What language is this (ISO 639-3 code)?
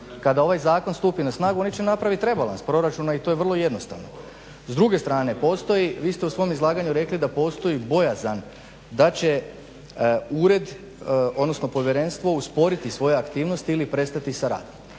hrv